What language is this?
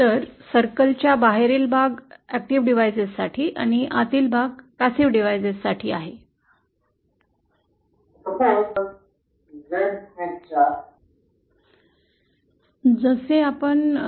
Marathi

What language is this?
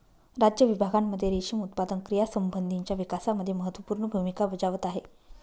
Marathi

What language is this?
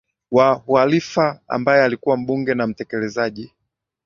Swahili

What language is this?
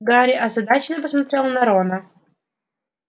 Russian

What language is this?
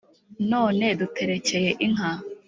Kinyarwanda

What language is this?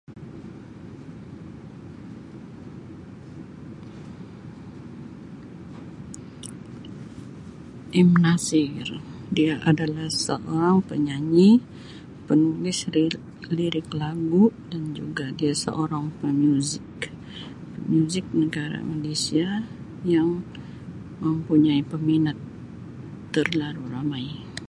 Sabah Malay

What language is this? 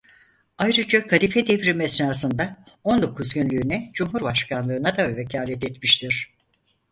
Turkish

